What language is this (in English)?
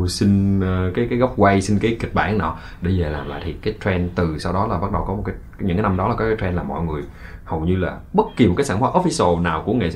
Vietnamese